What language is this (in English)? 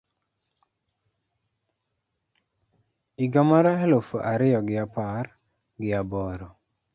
Luo (Kenya and Tanzania)